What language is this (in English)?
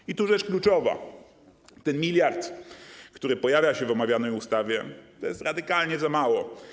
Polish